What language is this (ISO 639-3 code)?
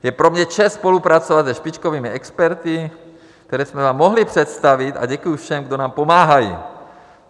ces